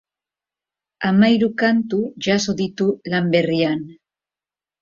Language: Basque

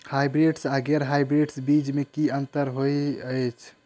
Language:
Maithili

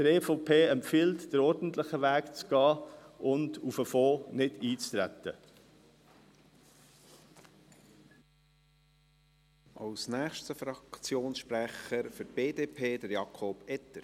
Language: Swiss German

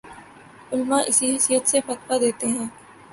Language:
Urdu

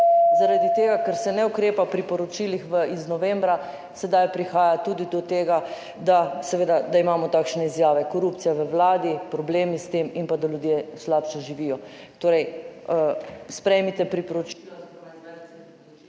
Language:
Slovenian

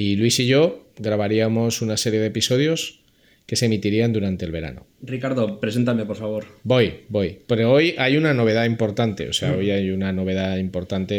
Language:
Spanish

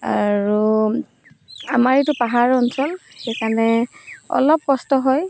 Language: Assamese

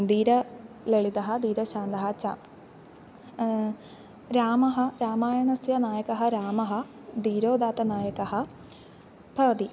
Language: Sanskrit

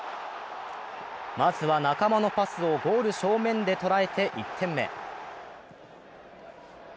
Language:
Japanese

